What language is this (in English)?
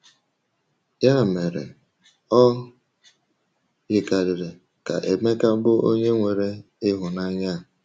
Igbo